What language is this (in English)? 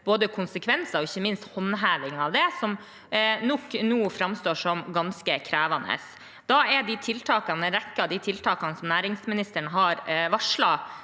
Norwegian